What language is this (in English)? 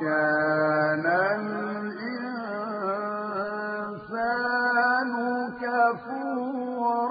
Arabic